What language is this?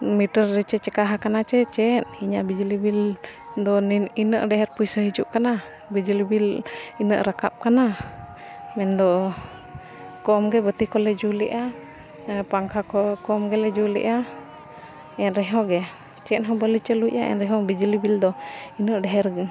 Santali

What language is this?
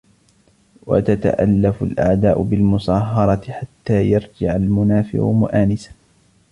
Arabic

